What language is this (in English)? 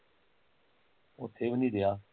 Punjabi